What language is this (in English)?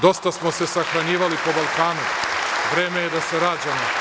Serbian